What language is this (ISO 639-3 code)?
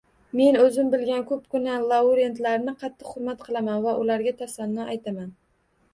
uzb